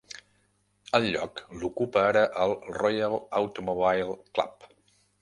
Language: Catalan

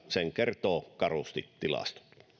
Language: Finnish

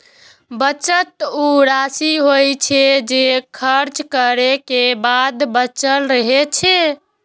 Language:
Maithili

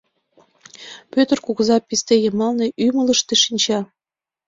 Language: Mari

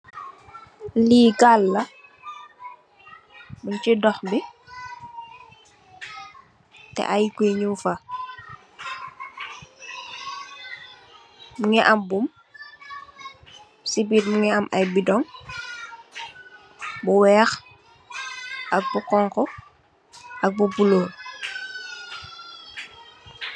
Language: Wolof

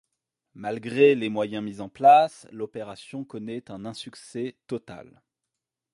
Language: French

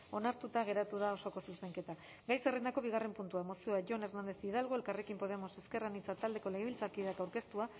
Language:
Basque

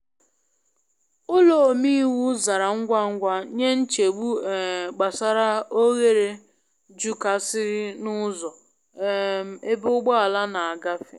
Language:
Igbo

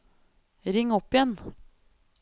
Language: Norwegian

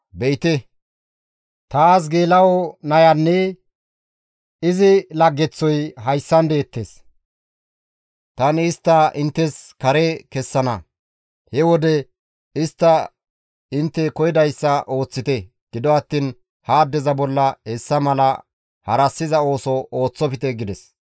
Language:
Gamo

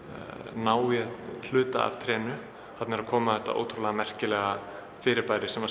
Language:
Icelandic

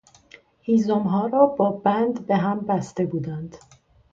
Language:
Persian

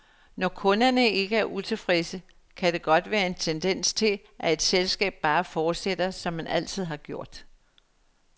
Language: Danish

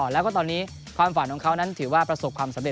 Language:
Thai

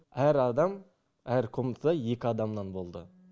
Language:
Kazakh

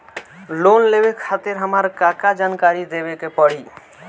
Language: Bhojpuri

